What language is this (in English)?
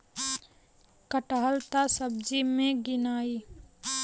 Bhojpuri